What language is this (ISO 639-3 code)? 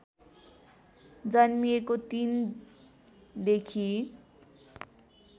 nep